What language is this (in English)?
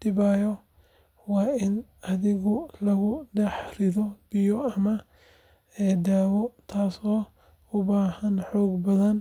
Somali